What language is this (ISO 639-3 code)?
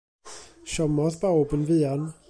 cym